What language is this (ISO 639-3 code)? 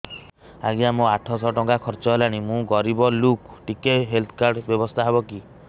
ori